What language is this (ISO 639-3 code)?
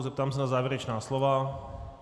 ces